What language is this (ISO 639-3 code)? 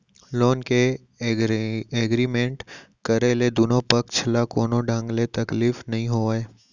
hne